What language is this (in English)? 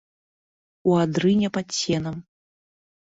Belarusian